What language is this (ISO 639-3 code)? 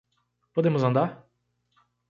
por